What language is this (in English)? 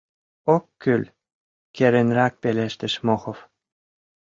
Mari